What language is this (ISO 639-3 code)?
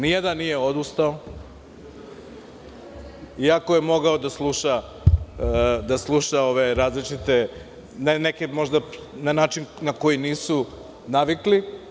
srp